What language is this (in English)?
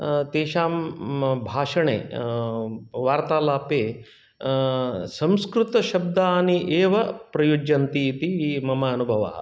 Sanskrit